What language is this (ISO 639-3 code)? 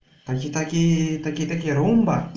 rus